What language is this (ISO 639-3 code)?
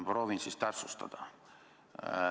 est